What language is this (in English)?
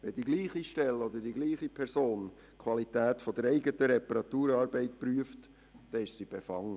Swiss German